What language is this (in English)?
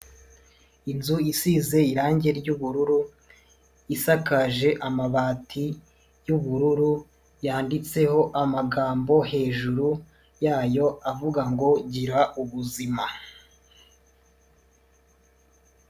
Kinyarwanda